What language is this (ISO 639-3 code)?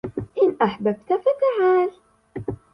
ara